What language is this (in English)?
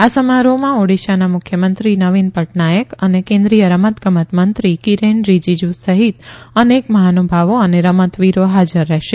Gujarati